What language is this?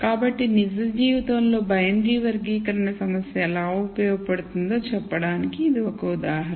Telugu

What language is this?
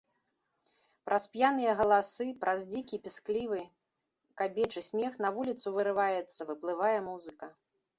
Belarusian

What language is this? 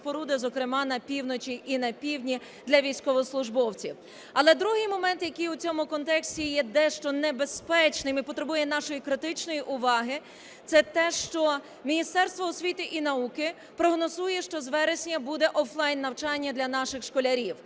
Ukrainian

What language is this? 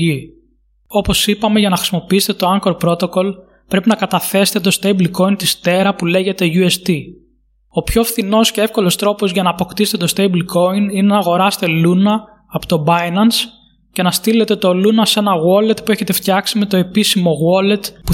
Greek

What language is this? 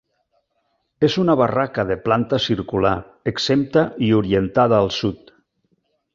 Catalan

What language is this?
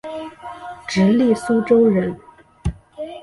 Chinese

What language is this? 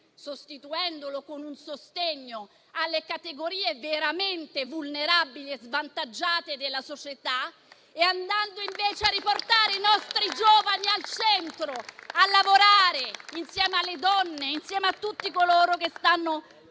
Italian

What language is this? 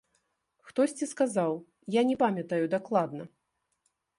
Belarusian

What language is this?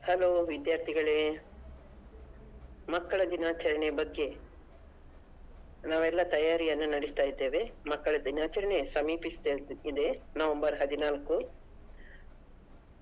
Kannada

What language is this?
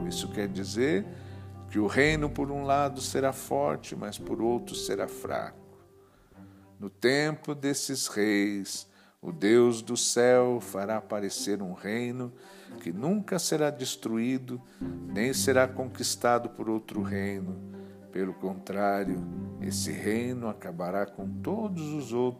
Portuguese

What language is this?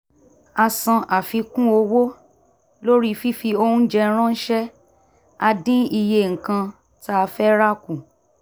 Yoruba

